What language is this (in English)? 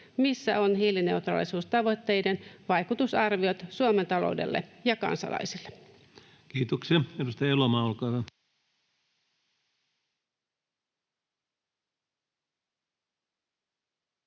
Finnish